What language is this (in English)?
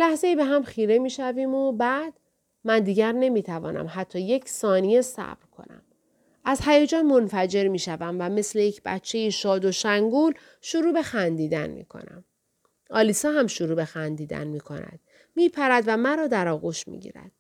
Persian